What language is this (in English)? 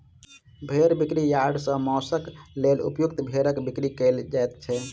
Maithili